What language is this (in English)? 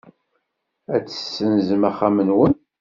Kabyle